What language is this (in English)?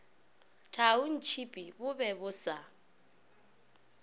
Northern Sotho